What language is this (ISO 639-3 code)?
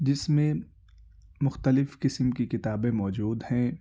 urd